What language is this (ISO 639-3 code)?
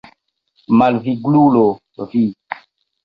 epo